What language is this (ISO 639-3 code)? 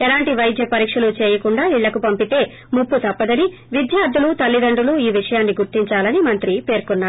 tel